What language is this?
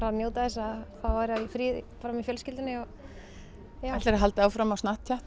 Icelandic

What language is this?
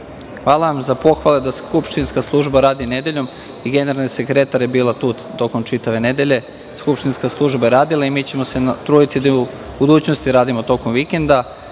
Serbian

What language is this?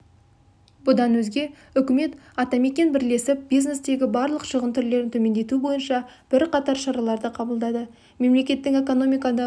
Kazakh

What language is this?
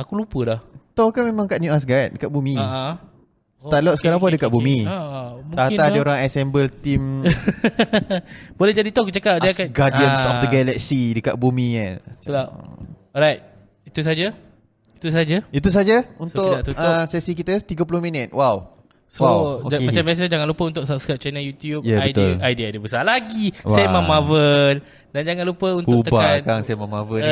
Malay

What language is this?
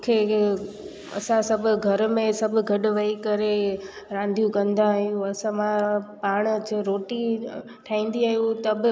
Sindhi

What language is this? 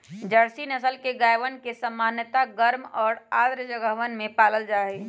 Magahi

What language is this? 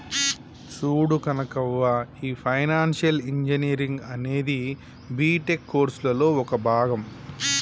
Telugu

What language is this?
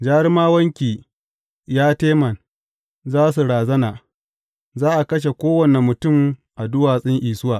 Hausa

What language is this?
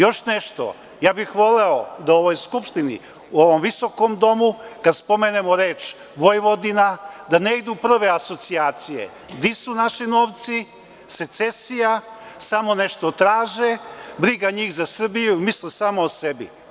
Serbian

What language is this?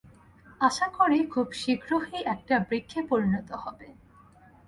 Bangla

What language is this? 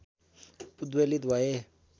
Nepali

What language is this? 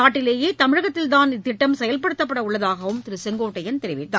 Tamil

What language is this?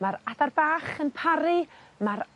Welsh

